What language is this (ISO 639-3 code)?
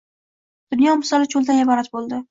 uzb